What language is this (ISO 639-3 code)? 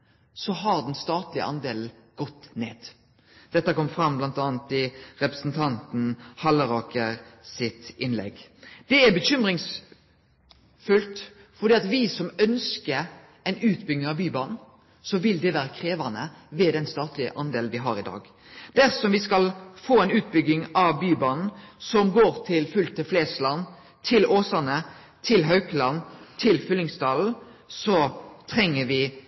nno